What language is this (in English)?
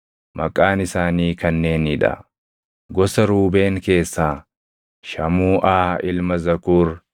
Oromo